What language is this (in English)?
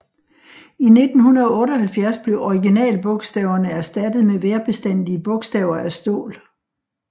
Danish